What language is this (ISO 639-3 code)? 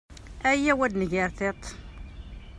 kab